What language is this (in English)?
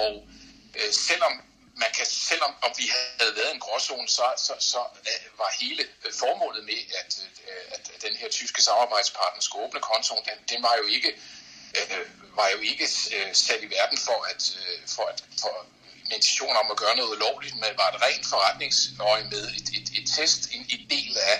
Danish